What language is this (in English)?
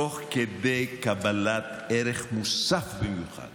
Hebrew